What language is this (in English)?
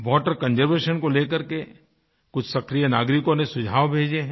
Hindi